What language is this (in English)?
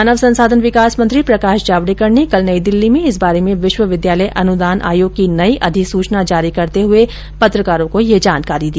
Hindi